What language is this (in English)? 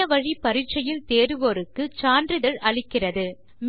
Tamil